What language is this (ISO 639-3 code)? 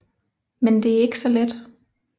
dan